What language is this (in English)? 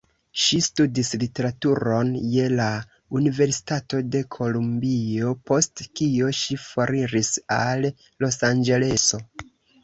Esperanto